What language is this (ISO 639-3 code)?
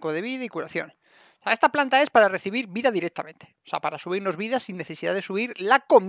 spa